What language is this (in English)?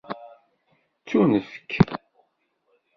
Kabyle